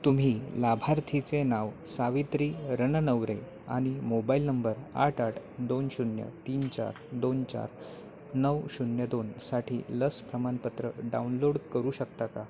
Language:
Marathi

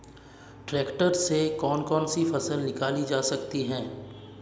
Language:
Hindi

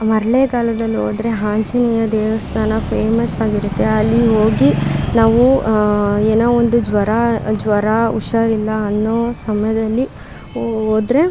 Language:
Kannada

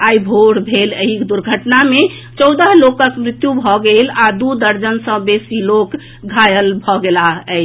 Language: Maithili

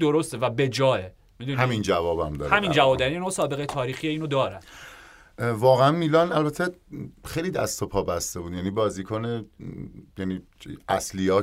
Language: Persian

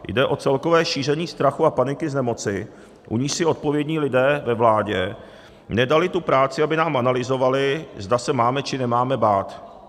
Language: Czech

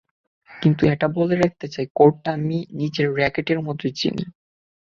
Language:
Bangla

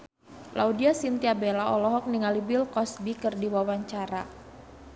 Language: Sundanese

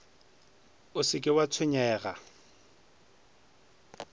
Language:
Northern Sotho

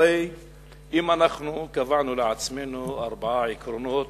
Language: Hebrew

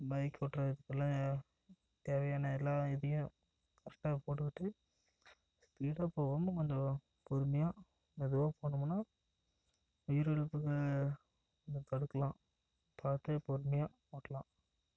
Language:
Tamil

